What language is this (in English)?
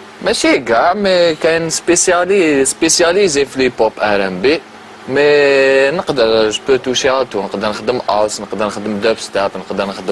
Arabic